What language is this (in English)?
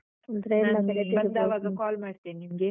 Kannada